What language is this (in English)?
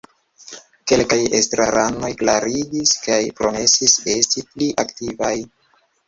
Esperanto